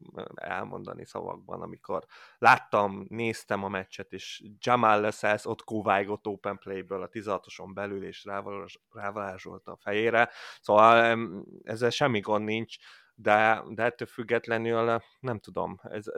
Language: Hungarian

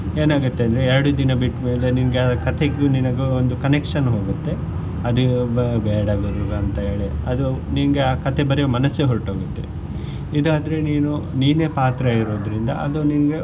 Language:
Kannada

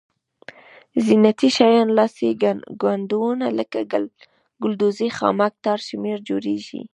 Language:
Pashto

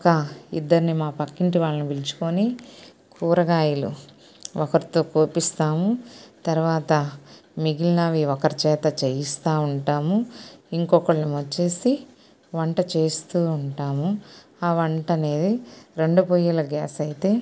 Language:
Telugu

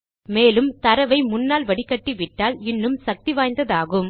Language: Tamil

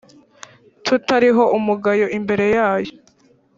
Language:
Kinyarwanda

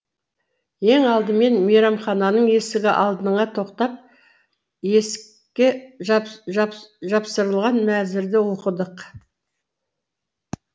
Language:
Kazakh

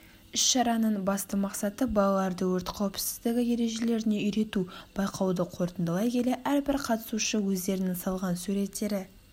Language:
Kazakh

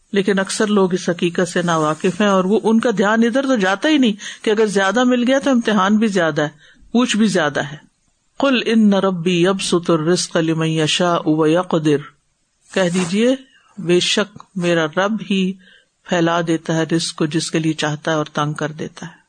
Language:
Urdu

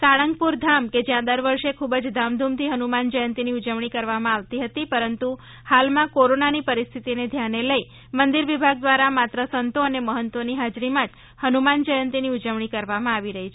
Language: Gujarati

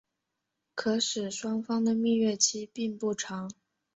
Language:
Chinese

